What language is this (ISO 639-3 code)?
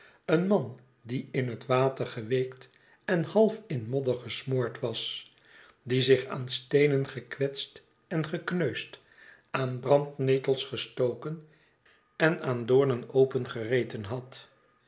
nld